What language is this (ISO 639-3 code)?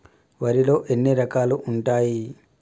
tel